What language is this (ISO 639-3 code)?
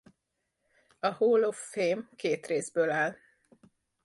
hun